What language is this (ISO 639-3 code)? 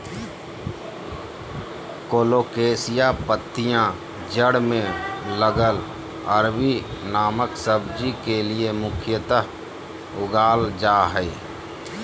mag